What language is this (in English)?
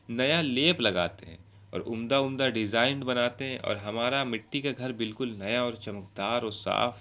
Urdu